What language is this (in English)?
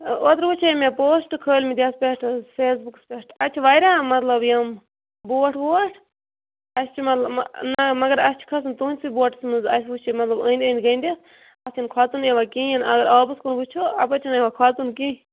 Kashmiri